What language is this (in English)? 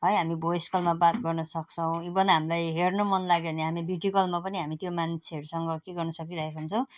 Nepali